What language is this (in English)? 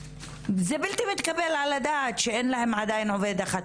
Hebrew